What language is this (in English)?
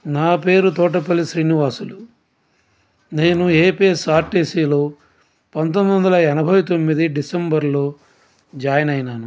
Telugu